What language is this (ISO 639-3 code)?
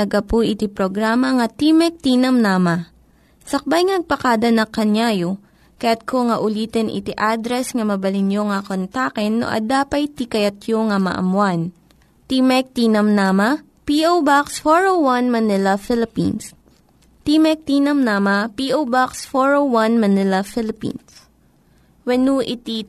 fil